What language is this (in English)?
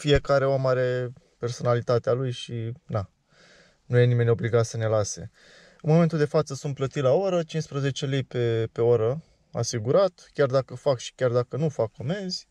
Romanian